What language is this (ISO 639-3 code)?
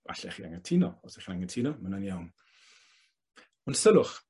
cym